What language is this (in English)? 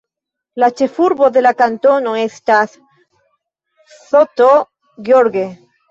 Esperanto